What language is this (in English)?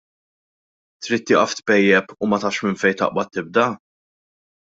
Maltese